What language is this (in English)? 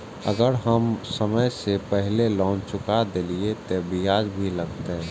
Maithili